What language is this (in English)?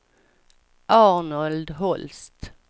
Swedish